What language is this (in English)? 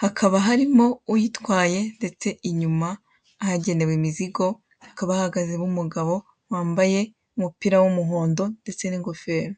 Kinyarwanda